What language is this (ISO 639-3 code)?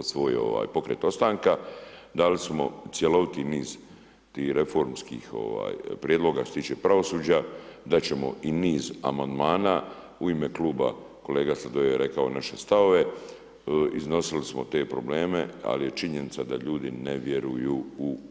hrv